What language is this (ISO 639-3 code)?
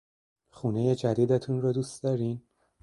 fas